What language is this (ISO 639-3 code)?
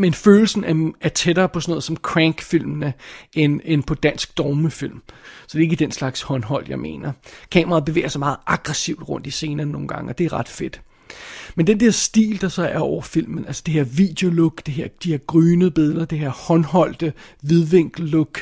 dan